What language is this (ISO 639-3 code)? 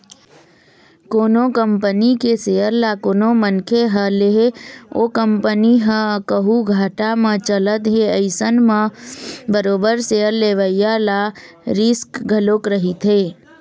hne